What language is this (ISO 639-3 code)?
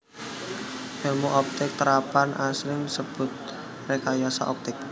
jav